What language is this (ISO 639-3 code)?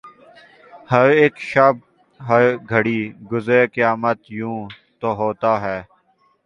urd